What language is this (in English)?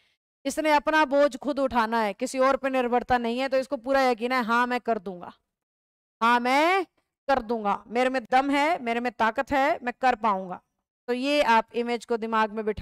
Hindi